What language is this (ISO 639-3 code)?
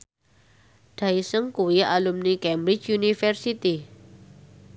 jav